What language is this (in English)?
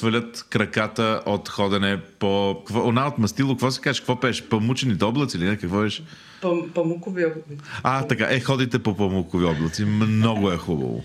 Bulgarian